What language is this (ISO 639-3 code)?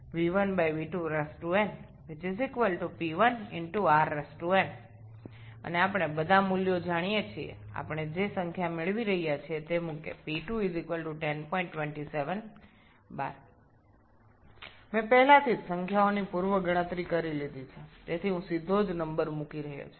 ben